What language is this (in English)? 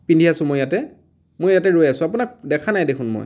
Assamese